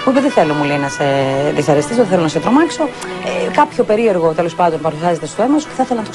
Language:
Greek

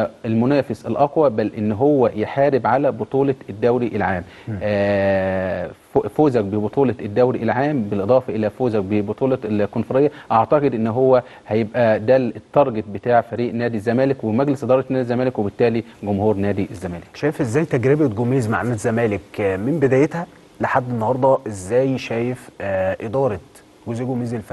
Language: Arabic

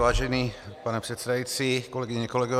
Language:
Czech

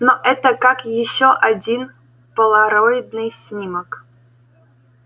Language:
Russian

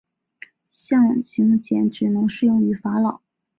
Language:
Chinese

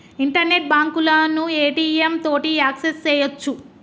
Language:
Telugu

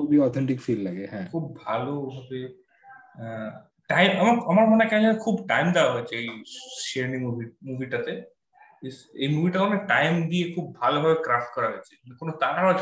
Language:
Bangla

